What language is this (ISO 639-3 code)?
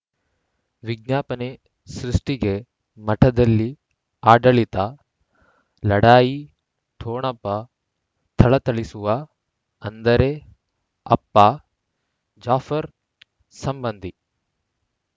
kan